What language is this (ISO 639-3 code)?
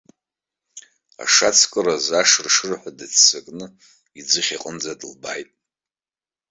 abk